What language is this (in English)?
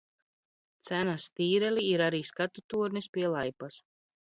Latvian